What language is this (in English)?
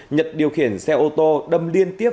Vietnamese